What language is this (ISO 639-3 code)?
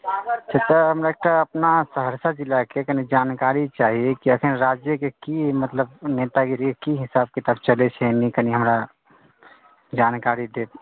mai